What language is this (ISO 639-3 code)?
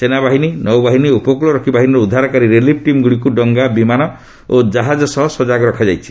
ori